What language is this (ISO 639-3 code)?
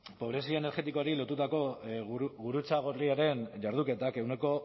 eus